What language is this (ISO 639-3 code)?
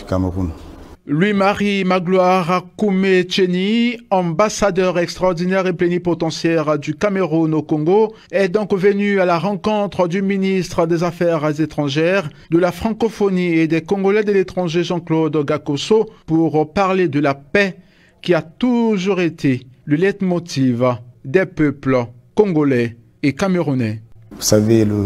fra